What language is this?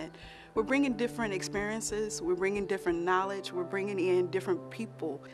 English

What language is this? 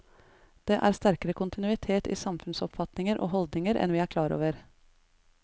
Norwegian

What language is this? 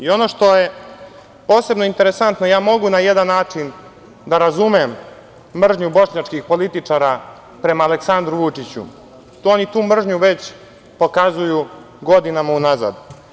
Serbian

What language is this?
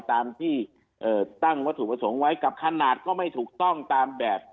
Thai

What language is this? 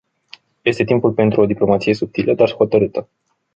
Romanian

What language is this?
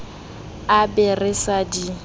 Southern Sotho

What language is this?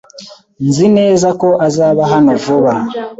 Kinyarwanda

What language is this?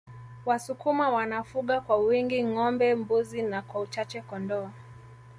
Swahili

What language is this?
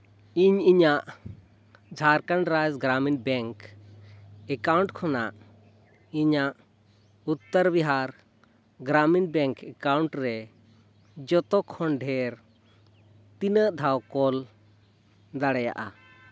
Santali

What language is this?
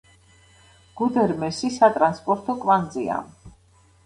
Georgian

